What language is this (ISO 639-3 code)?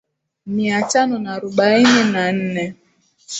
swa